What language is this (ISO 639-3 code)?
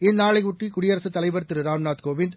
tam